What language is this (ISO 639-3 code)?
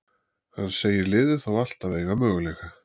isl